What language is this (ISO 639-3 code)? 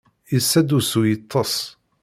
kab